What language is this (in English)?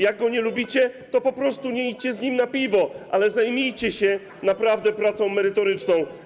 Polish